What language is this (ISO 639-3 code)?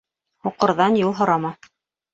bak